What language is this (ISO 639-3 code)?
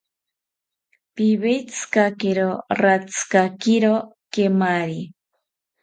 cpy